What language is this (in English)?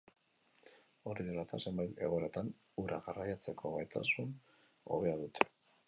Basque